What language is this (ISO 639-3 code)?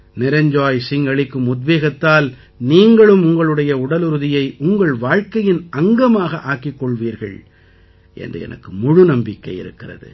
tam